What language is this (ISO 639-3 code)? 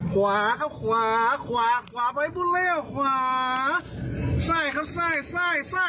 tha